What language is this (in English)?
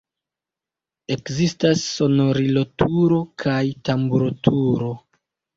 Esperanto